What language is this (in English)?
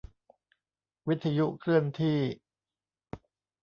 Thai